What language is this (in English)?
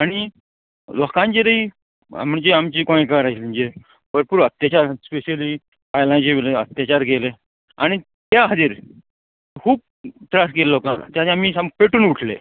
Konkani